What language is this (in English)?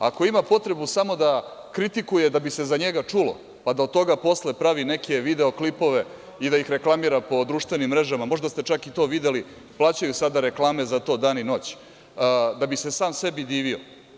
Serbian